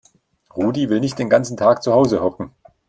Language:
German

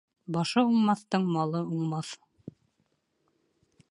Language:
Bashkir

